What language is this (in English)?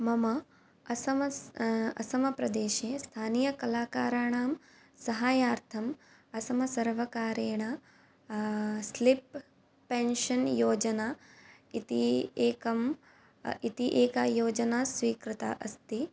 Sanskrit